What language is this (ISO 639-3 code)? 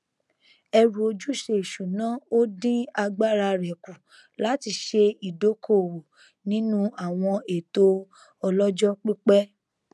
yor